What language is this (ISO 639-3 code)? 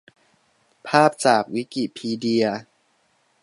tha